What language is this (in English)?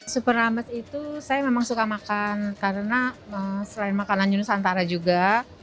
Indonesian